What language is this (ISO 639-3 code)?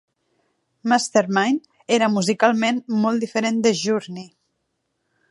cat